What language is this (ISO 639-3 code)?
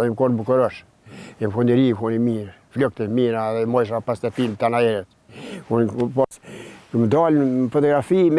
ron